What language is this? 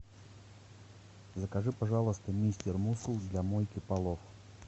Russian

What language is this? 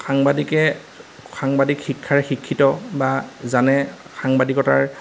Assamese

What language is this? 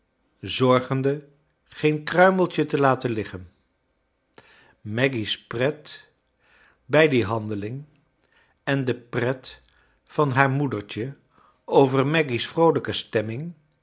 Dutch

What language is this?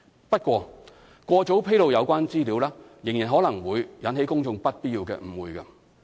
Cantonese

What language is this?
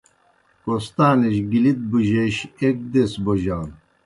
Kohistani Shina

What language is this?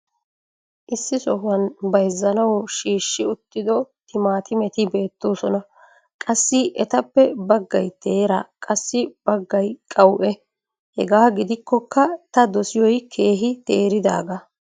Wolaytta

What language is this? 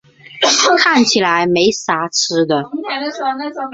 Chinese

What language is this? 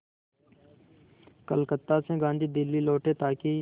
Hindi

